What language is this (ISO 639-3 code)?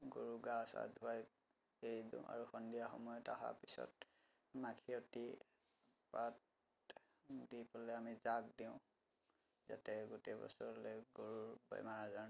asm